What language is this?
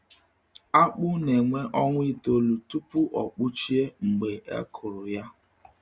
Igbo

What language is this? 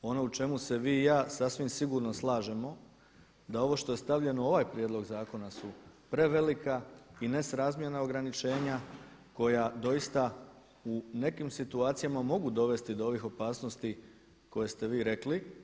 Croatian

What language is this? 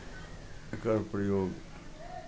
Maithili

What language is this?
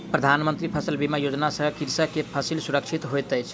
Maithili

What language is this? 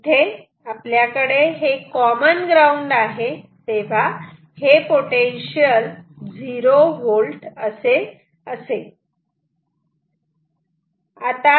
Marathi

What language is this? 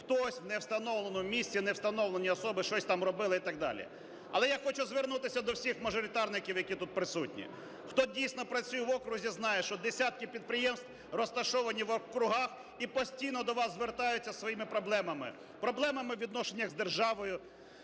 Ukrainian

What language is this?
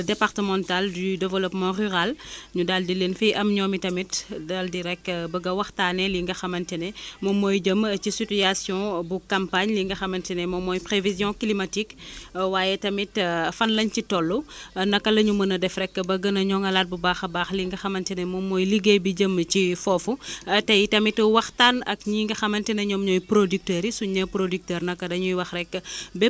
Wolof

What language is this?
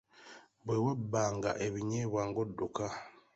Ganda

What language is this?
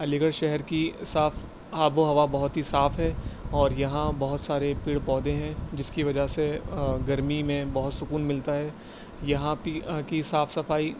Urdu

